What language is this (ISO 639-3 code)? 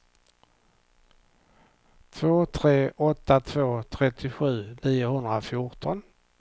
swe